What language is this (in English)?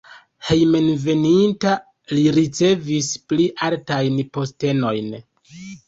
Esperanto